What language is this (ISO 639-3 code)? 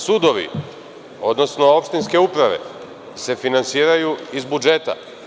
srp